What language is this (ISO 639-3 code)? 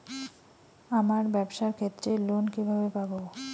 ben